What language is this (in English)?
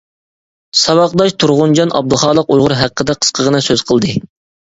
Uyghur